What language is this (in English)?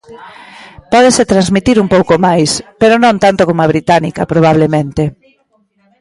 Galician